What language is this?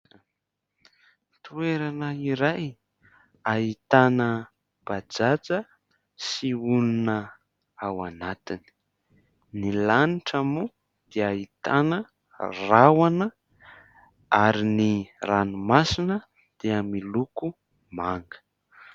Malagasy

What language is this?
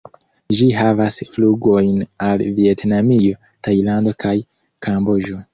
Esperanto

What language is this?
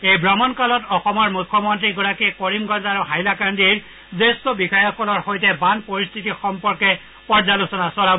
Assamese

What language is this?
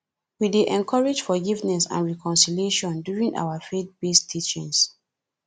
Nigerian Pidgin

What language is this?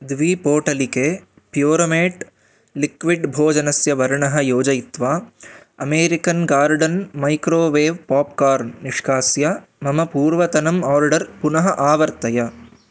Sanskrit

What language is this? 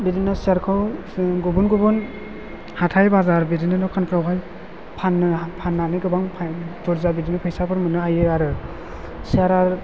Bodo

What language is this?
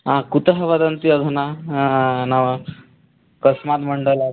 Sanskrit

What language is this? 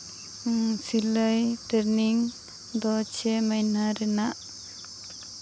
Santali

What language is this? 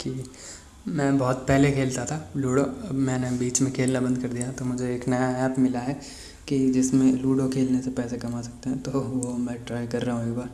Hindi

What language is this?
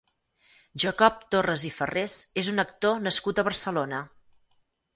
Catalan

